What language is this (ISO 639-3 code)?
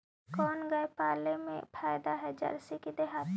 mag